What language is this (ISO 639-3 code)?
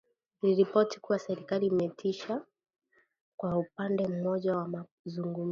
swa